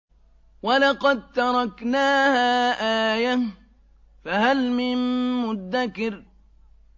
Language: Arabic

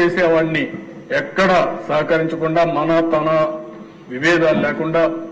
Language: Telugu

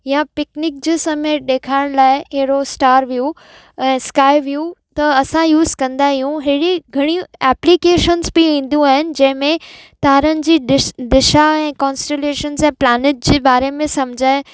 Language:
Sindhi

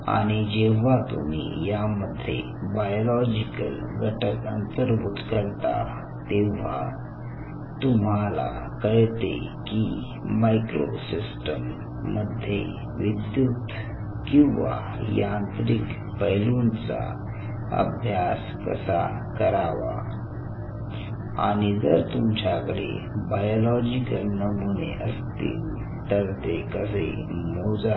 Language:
Marathi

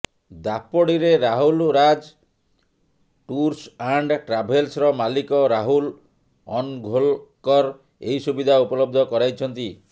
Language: Odia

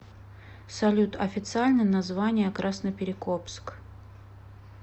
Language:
Russian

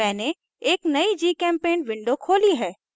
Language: Hindi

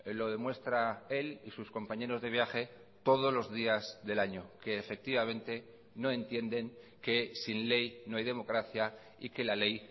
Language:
Spanish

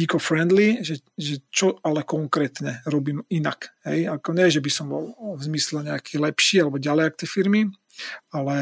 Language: Slovak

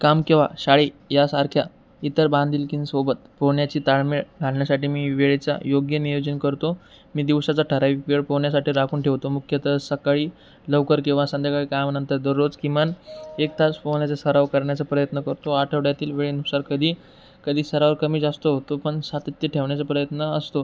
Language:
Marathi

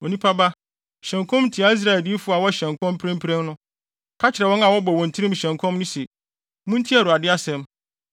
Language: Akan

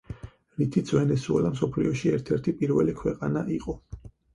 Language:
Georgian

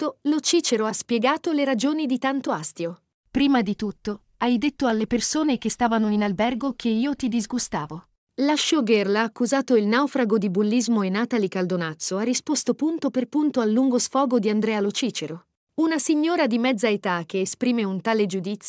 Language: Italian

